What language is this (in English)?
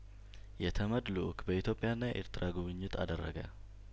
Amharic